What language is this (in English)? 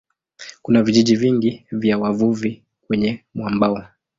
Swahili